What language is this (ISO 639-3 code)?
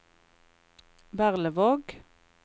nor